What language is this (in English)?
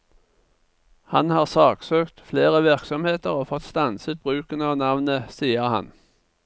Norwegian